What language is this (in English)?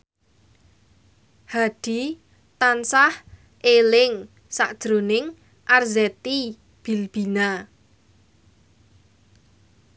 Javanese